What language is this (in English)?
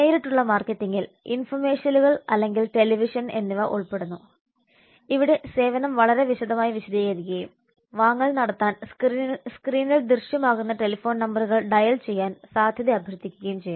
Malayalam